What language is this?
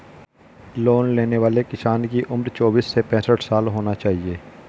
Hindi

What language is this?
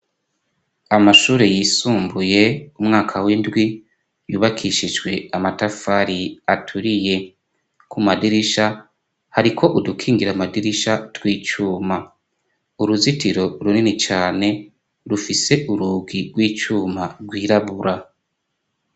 Rundi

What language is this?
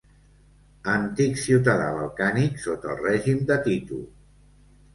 Catalan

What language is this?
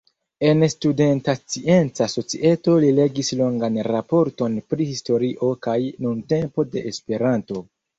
Esperanto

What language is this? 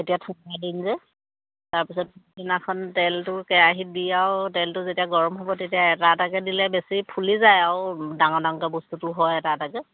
Assamese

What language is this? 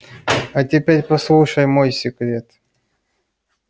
Russian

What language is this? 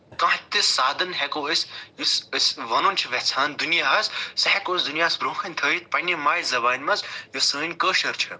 Kashmiri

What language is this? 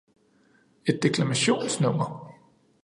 Danish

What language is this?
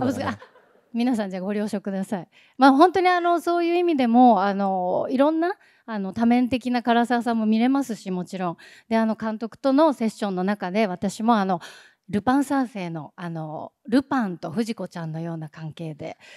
Japanese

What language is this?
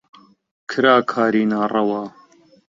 Central Kurdish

